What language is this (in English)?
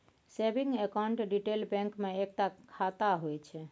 Maithili